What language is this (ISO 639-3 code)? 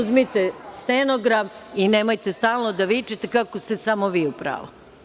srp